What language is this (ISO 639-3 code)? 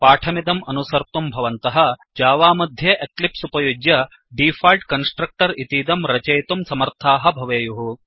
san